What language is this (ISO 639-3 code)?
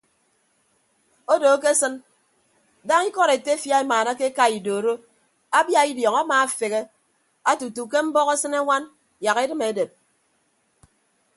ibb